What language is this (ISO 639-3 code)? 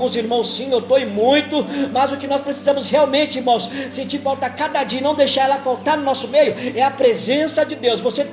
por